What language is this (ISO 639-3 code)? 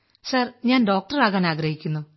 mal